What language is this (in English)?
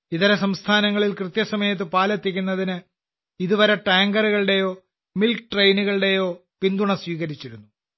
Malayalam